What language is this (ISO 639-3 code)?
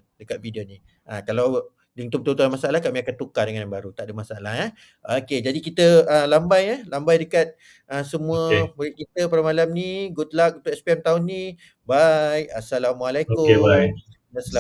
msa